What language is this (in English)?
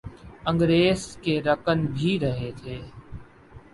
Urdu